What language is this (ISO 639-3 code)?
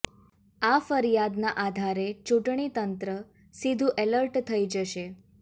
guj